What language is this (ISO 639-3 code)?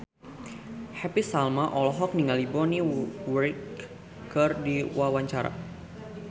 sun